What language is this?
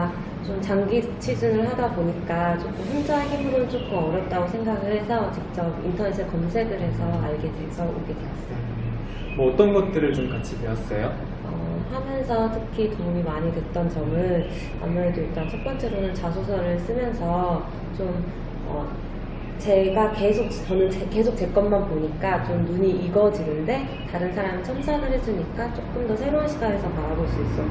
Korean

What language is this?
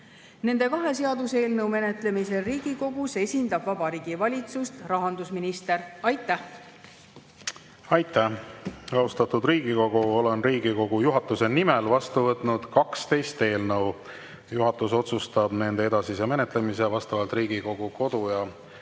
Estonian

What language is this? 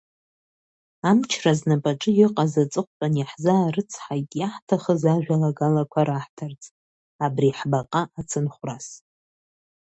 Abkhazian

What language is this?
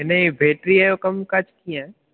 Sindhi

